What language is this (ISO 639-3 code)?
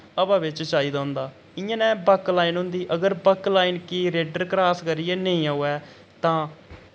doi